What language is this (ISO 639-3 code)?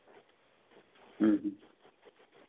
sat